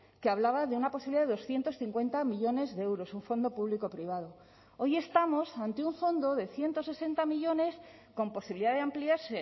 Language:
Spanish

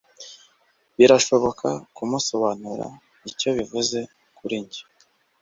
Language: Kinyarwanda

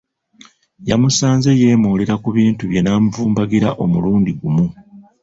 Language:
Ganda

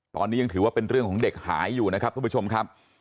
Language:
Thai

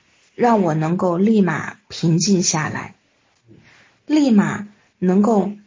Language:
Chinese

